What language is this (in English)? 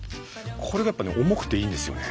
Japanese